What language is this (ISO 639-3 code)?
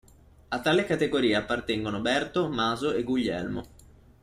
ita